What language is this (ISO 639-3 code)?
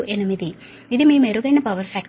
tel